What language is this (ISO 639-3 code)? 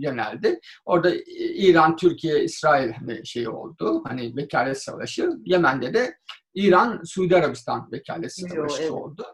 tur